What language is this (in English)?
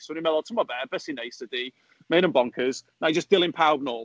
Welsh